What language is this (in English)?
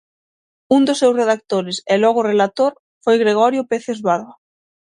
Galician